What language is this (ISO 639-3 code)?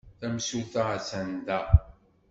kab